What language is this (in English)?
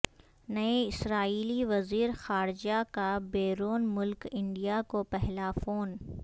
Urdu